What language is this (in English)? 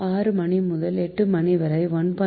Tamil